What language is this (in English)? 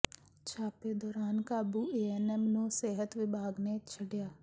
Punjabi